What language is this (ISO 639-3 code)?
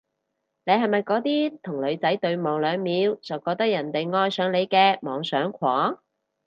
yue